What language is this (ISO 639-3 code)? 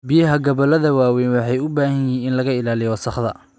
som